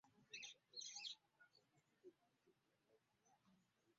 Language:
Ganda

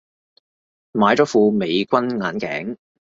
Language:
Cantonese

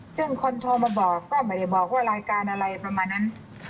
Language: Thai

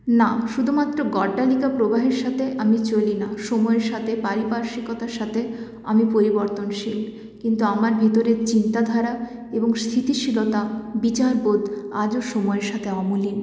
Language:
Bangla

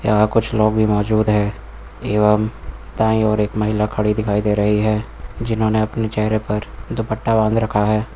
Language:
Hindi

